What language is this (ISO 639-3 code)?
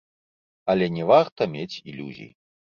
bel